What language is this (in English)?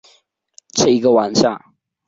Chinese